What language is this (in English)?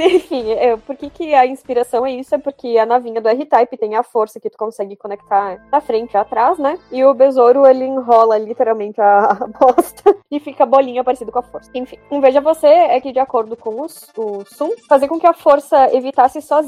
Portuguese